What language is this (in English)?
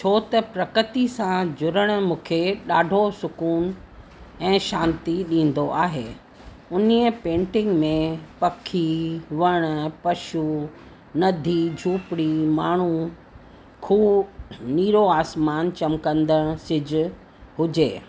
Sindhi